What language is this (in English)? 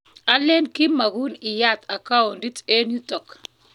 Kalenjin